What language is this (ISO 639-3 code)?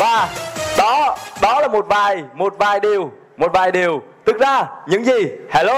vie